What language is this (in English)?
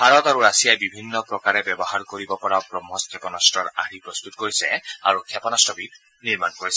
Assamese